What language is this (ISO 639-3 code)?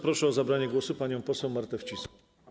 pol